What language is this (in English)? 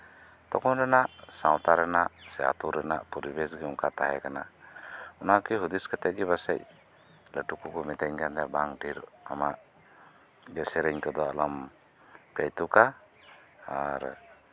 Santali